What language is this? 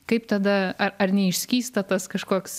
Lithuanian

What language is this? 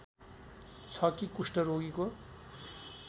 Nepali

